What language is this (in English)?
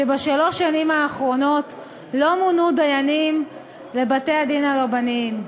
Hebrew